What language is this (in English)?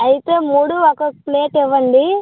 Telugu